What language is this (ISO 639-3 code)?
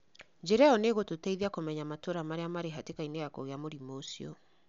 kik